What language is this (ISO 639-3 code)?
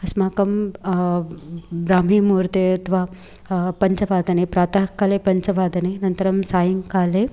san